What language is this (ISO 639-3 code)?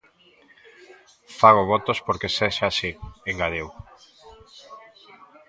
glg